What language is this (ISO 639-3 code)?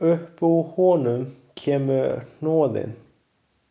isl